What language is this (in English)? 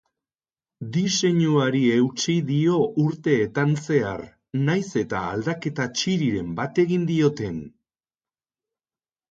Basque